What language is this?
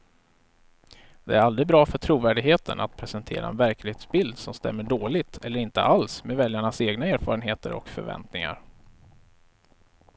Swedish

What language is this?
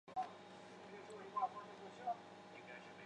Chinese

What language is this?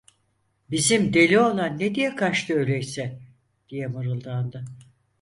Turkish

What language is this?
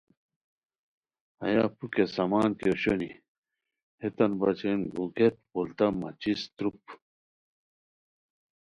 Khowar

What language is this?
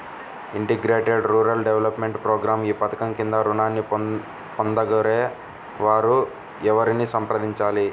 Telugu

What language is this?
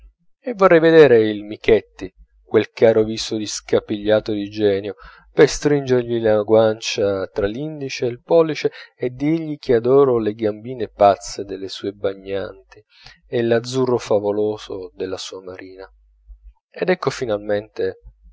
Italian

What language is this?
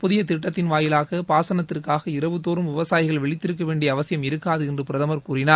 Tamil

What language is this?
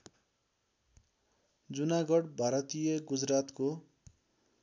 Nepali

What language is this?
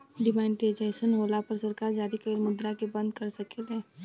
Bhojpuri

